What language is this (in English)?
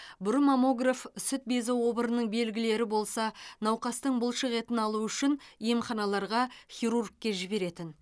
Kazakh